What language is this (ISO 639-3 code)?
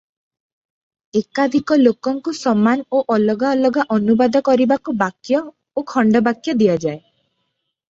ori